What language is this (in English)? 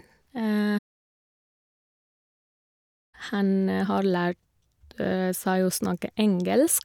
Norwegian